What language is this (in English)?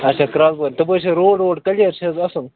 Kashmiri